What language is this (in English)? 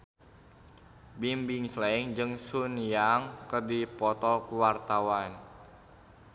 Sundanese